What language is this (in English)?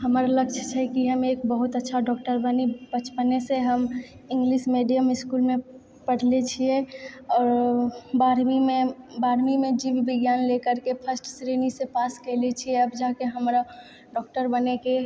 Maithili